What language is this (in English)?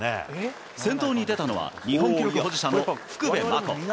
Japanese